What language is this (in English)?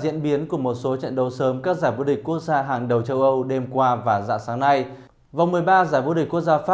Vietnamese